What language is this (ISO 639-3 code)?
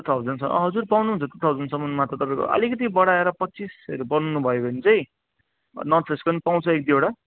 nep